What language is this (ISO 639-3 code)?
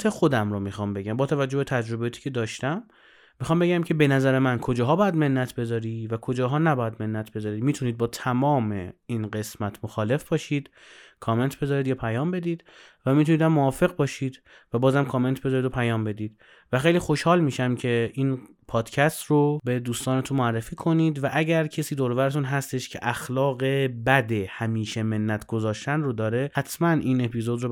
fas